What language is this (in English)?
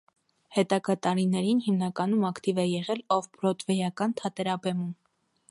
Armenian